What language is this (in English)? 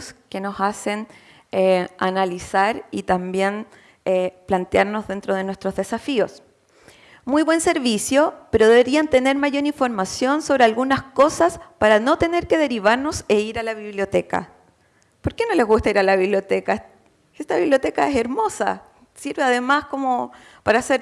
Spanish